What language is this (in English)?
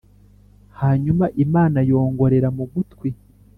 Kinyarwanda